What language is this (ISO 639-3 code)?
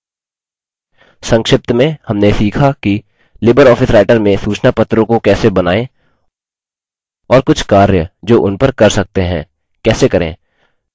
hin